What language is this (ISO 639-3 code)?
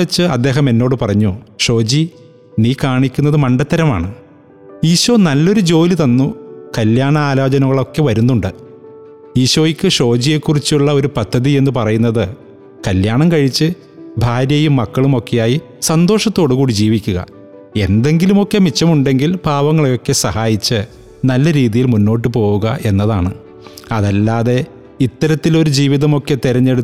mal